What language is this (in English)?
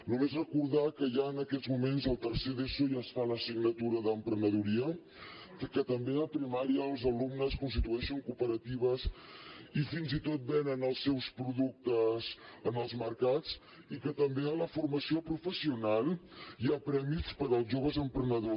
Catalan